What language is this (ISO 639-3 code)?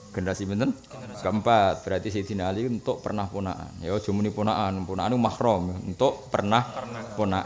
ind